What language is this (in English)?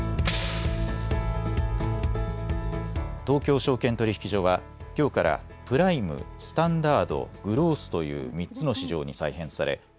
Japanese